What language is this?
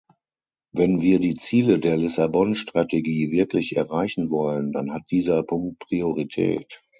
German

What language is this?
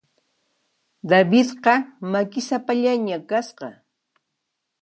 Puno Quechua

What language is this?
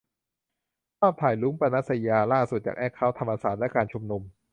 Thai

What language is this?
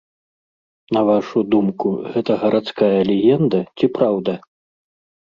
Belarusian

